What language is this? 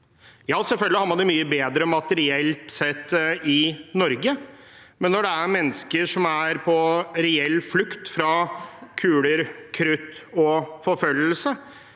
Norwegian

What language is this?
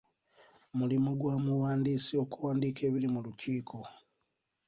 Ganda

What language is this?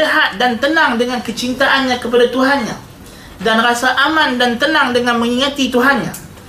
Malay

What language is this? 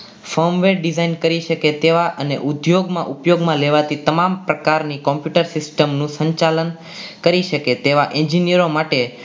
Gujarati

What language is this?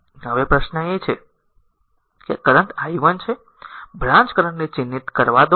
Gujarati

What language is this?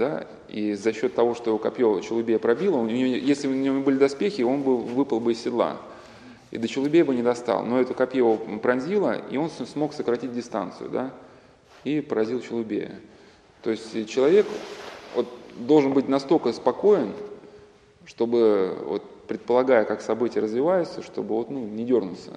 Russian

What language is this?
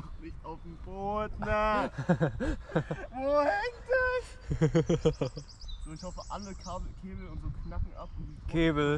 German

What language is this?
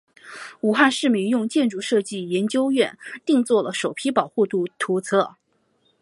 Chinese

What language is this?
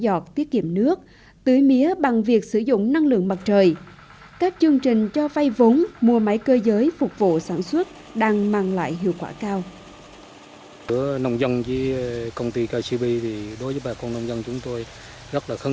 Vietnamese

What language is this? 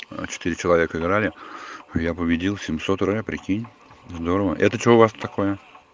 Russian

